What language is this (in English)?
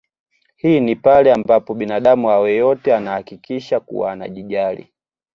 Swahili